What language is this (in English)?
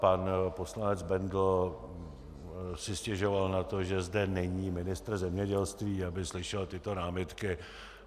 Czech